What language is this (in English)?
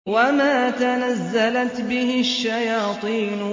Arabic